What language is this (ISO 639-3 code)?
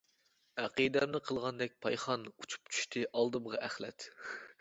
uig